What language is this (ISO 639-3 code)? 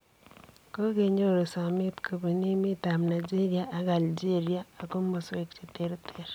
kln